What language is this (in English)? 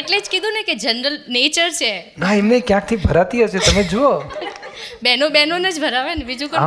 Gujarati